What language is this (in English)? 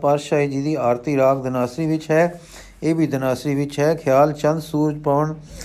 Punjabi